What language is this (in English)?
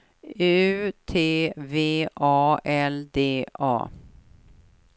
Swedish